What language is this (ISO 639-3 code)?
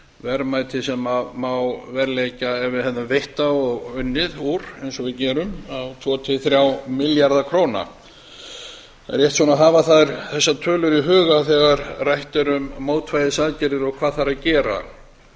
isl